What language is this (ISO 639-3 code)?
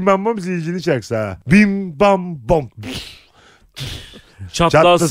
tur